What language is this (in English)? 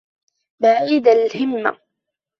Arabic